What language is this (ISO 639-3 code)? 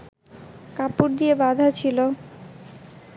ben